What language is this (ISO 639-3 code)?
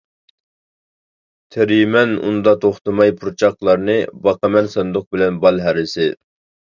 uig